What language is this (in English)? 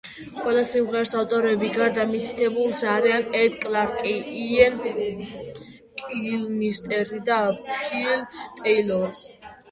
Georgian